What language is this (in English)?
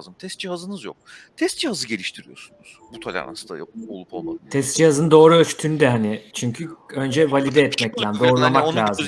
Turkish